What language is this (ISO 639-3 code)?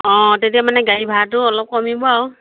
asm